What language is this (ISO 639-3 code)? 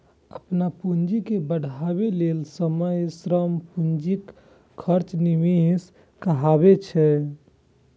mai